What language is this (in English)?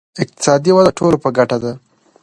Pashto